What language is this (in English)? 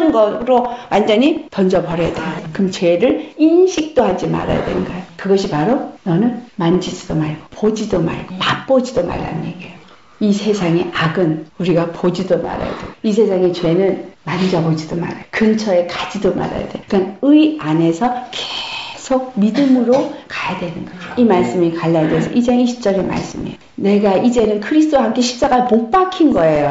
Korean